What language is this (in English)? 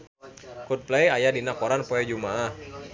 Sundanese